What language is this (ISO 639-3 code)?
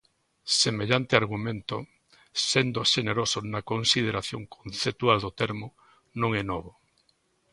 glg